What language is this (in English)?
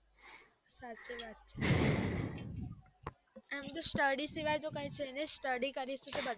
Gujarati